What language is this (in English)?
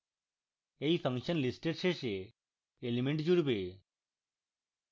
Bangla